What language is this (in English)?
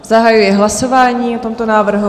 Czech